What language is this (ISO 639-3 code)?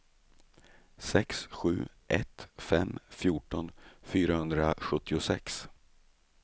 swe